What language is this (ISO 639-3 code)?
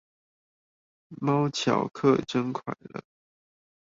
zho